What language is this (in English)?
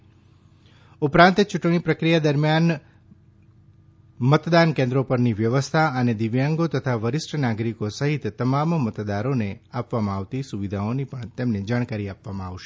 Gujarati